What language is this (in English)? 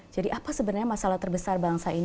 Indonesian